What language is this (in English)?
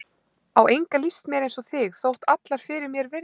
Icelandic